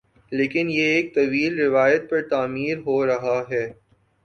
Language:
Urdu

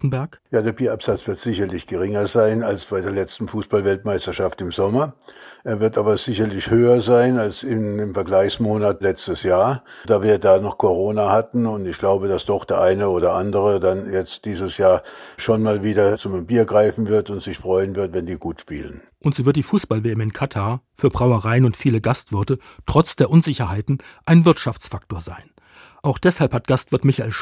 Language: German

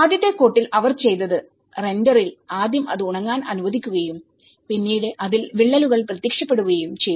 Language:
Malayalam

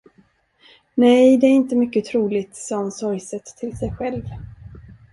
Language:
Swedish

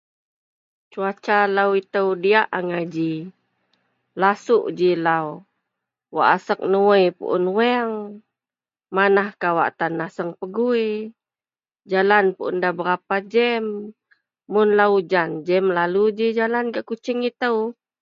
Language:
Central Melanau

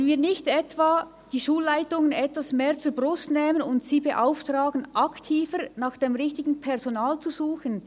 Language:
Swiss German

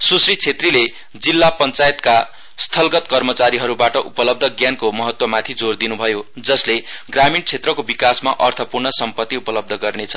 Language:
Nepali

